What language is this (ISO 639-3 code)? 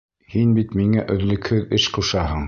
bak